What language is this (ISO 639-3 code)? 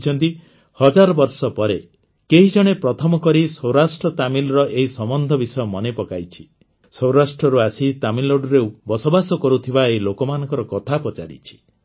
ori